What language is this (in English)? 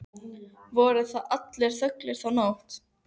Icelandic